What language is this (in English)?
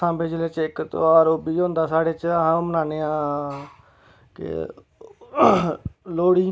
Dogri